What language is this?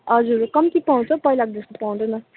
Nepali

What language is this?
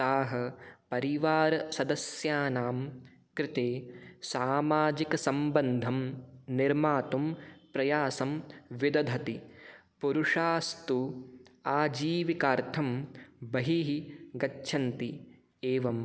Sanskrit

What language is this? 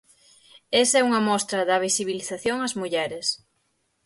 Galician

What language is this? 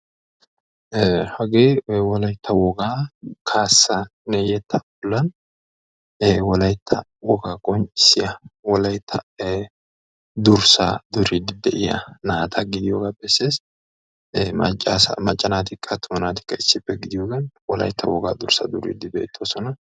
Wolaytta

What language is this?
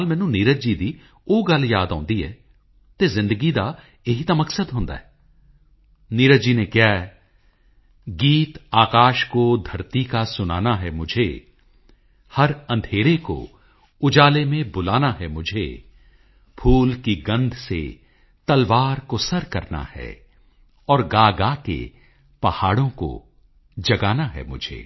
Punjabi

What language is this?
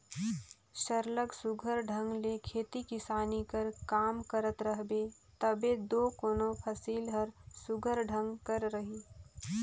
Chhattisgarhi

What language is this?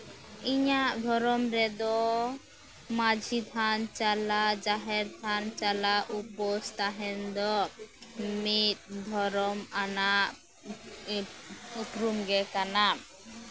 Santali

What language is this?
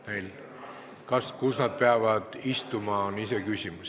Estonian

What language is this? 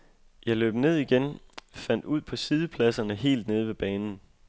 Danish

